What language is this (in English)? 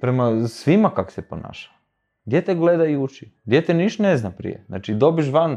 Croatian